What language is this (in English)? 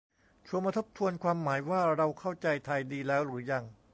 Thai